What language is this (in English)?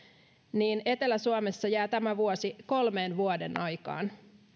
Finnish